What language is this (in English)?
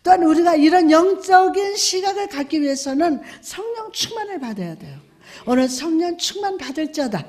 Korean